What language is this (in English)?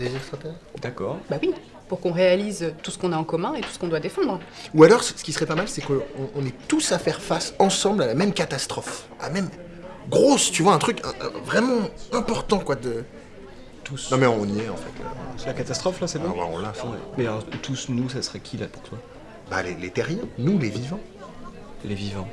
French